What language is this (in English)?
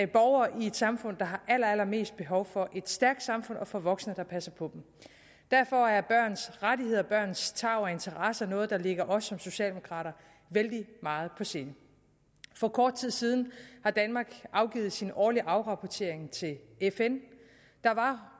Danish